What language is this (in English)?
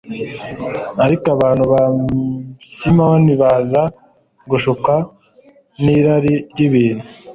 Kinyarwanda